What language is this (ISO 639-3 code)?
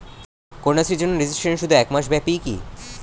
ben